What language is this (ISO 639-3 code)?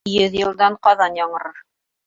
bak